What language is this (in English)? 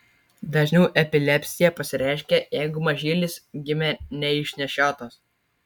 Lithuanian